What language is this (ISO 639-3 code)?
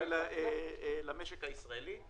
heb